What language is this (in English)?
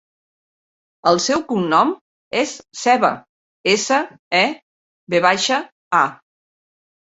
Catalan